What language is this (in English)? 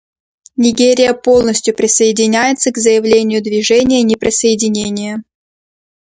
Russian